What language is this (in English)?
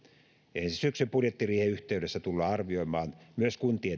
Finnish